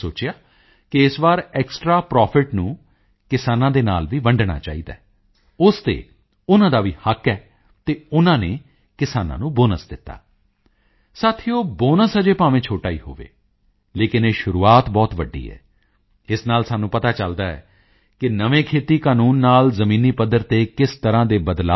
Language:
Punjabi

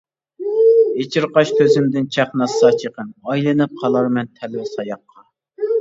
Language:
Uyghur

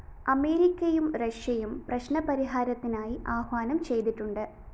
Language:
Malayalam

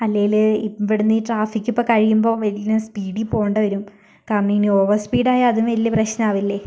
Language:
Malayalam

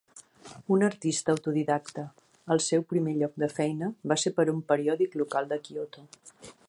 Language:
Catalan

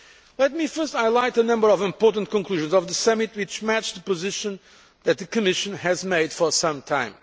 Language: English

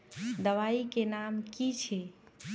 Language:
Magahi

